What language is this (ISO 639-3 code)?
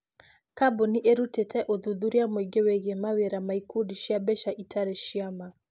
kik